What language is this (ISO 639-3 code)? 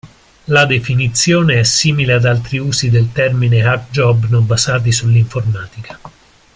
ita